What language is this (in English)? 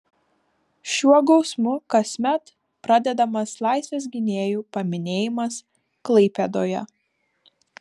Lithuanian